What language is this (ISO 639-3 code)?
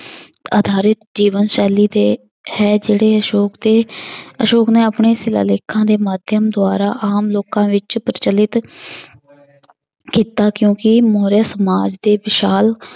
pan